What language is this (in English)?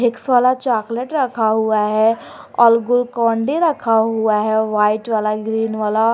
Hindi